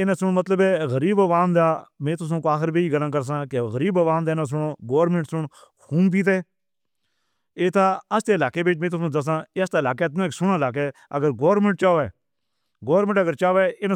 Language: Northern Hindko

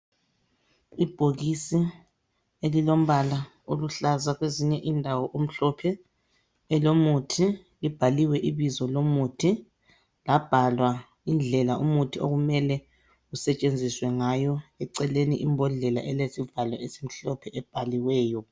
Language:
North Ndebele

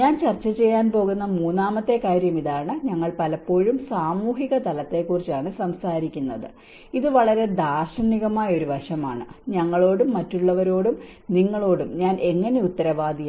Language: Malayalam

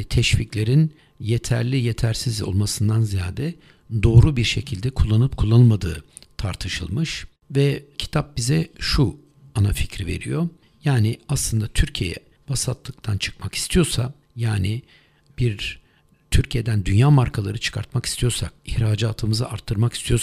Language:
Turkish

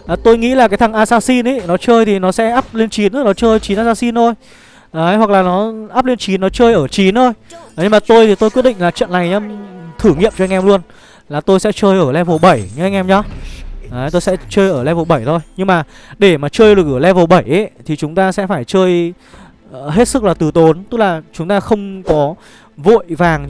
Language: Vietnamese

